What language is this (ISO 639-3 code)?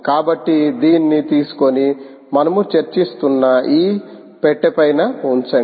tel